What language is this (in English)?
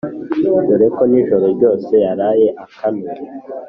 Kinyarwanda